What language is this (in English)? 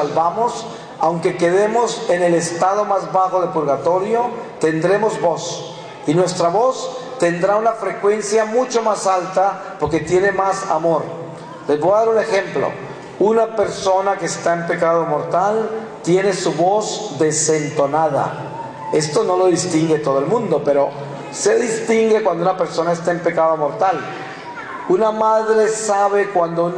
Spanish